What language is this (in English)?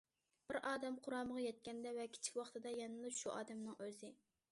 Uyghur